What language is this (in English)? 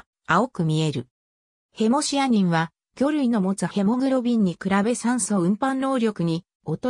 Japanese